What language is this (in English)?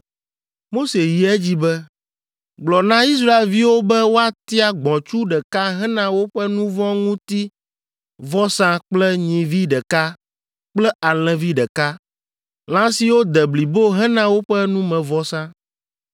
Ewe